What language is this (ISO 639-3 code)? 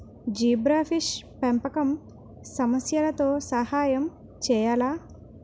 tel